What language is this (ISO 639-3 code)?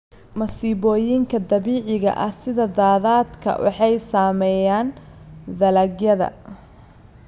som